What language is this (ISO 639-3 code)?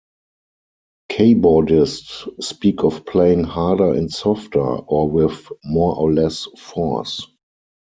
eng